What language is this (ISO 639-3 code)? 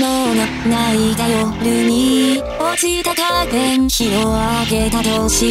vie